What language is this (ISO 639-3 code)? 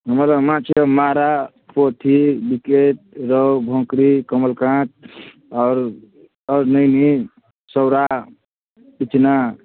mai